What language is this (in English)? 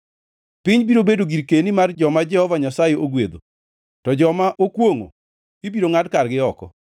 Luo (Kenya and Tanzania)